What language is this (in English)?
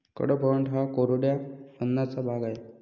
Marathi